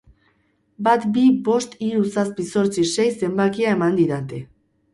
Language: Basque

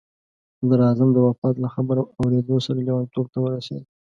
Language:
Pashto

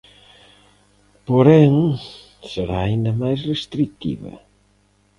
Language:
Galician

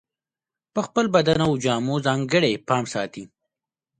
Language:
Pashto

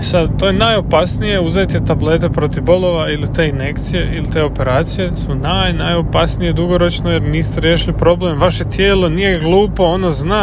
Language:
Croatian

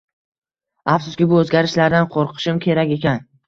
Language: Uzbek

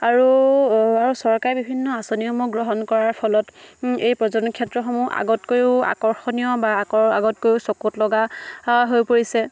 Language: Assamese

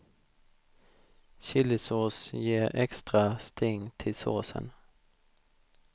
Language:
Swedish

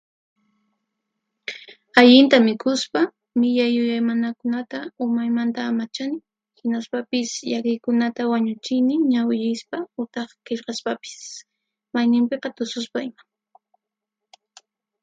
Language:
Puno Quechua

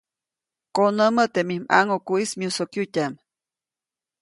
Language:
Copainalá Zoque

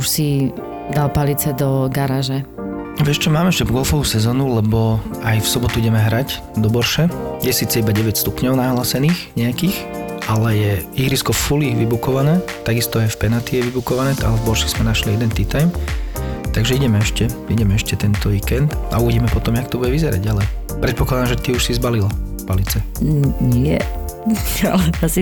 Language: Slovak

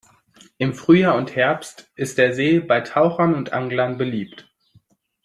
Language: German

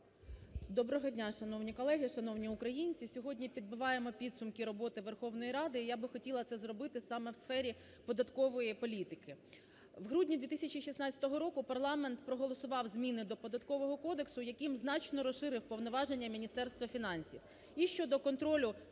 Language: Ukrainian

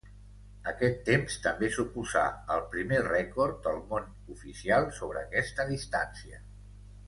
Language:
Catalan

